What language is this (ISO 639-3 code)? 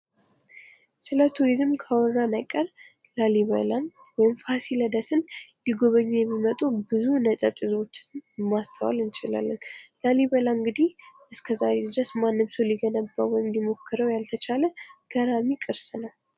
amh